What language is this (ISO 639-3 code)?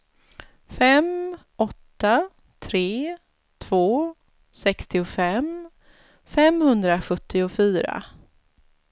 swe